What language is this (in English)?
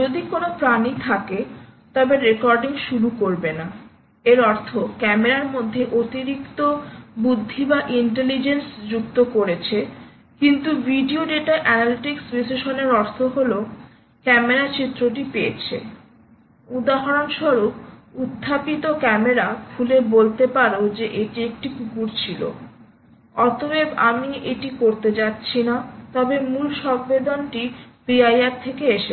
Bangla